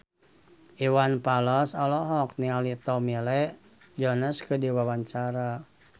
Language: Sundanese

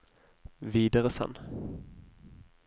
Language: Norwegian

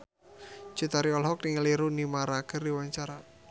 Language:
Sundanese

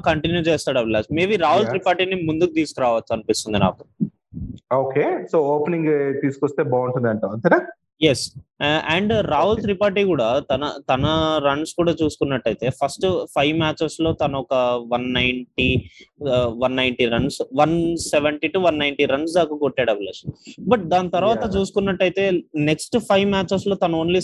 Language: Telugu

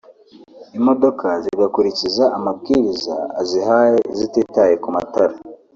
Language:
Kinyarwanda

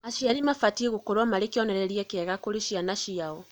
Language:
Kikuyu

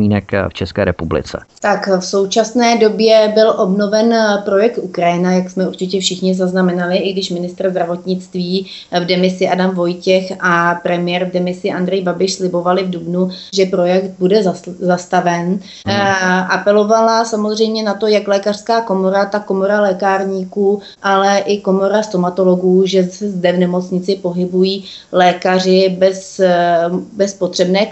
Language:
Czech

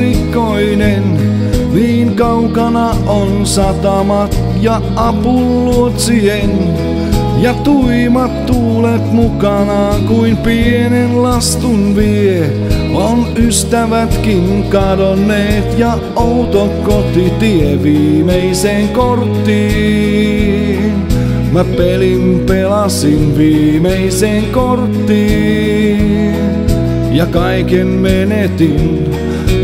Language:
Finnish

